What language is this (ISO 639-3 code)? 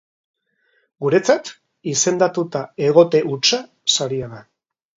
eus